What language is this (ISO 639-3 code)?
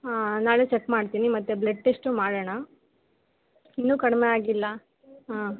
kan